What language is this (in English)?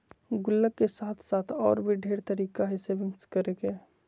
Magahi